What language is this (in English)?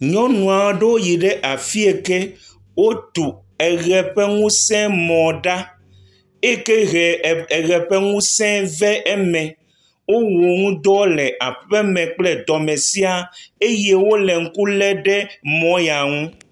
Ewe